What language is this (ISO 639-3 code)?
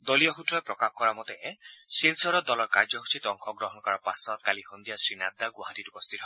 asm